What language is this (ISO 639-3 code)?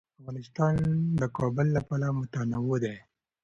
pus